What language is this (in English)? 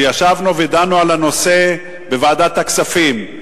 Hebrew